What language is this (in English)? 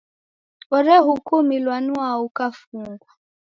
Taita